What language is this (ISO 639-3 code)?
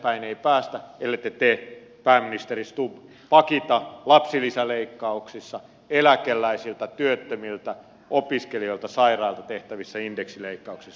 fin